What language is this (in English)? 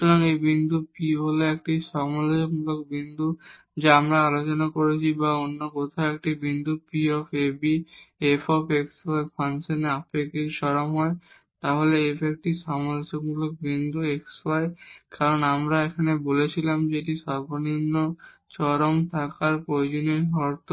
Bangla